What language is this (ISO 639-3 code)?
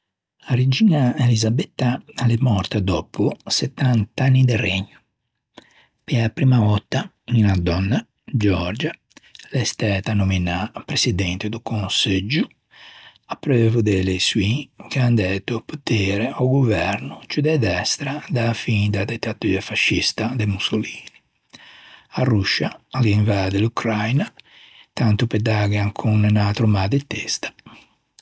lij